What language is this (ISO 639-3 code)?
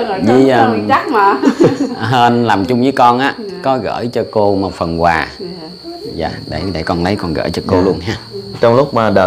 vie